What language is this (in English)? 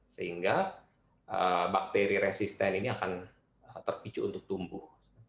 Indonesian